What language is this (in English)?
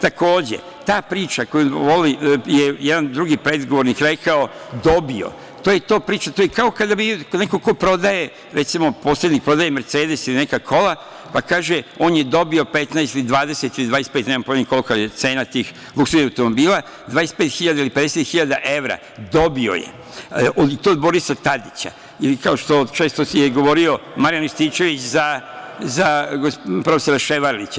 Serbian